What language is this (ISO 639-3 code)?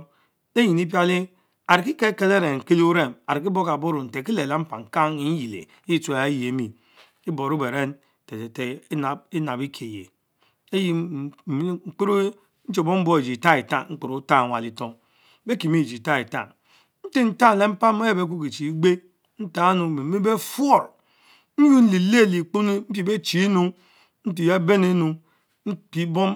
mfo